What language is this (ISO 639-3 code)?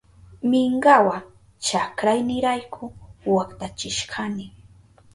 qup